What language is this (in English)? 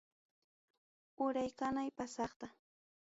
Ayacucho Quechua